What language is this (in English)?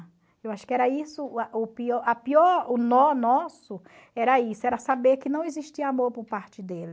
Portuguese